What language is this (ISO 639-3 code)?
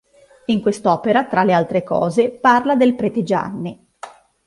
ita